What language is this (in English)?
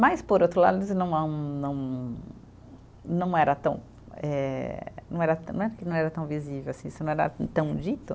Portuguese